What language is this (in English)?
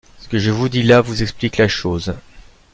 French